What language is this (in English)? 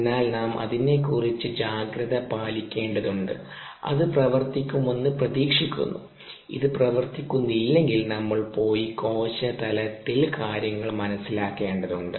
Malayalam